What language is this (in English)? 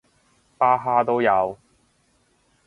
Cantonese